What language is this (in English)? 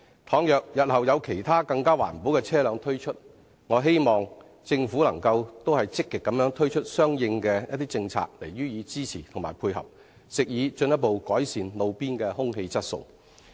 Cantonese